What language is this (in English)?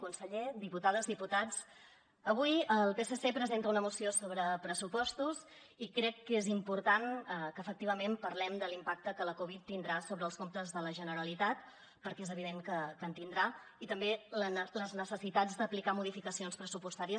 Catalan